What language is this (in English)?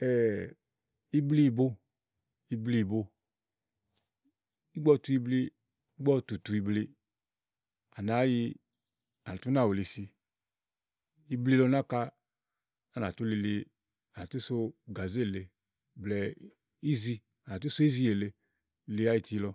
Igo